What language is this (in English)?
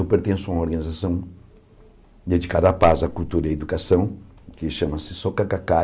Portuguese